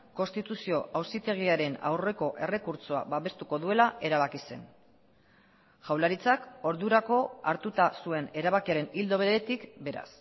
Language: Basque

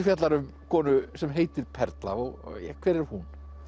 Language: Icelandic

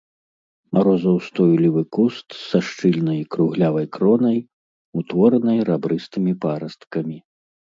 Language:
Belarusian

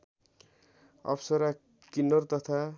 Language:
Nepali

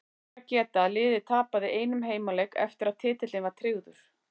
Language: Icelandic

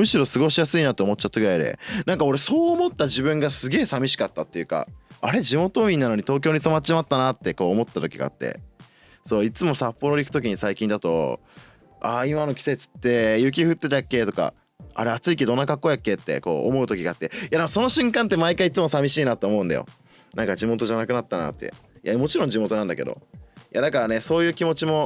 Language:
Japanese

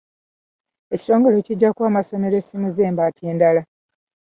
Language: Ganda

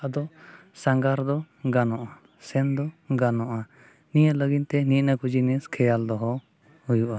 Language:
Santali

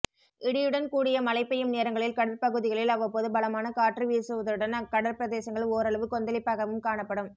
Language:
Tamil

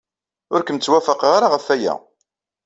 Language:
Kabyle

